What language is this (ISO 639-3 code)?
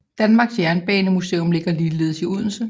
dan